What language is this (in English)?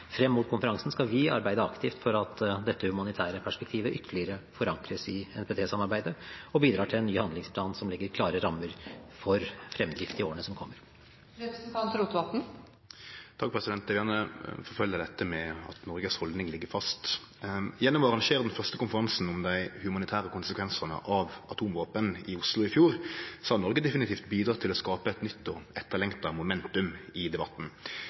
Norwegian